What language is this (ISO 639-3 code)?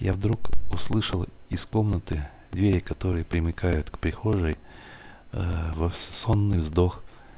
rus